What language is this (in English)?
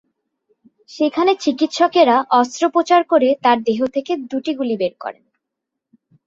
Bangla